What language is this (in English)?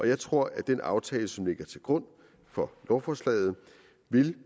Danish